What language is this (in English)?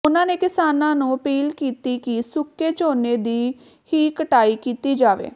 Punjabi